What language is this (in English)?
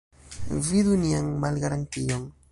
Esperanto